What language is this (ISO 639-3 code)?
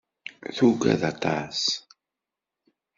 kab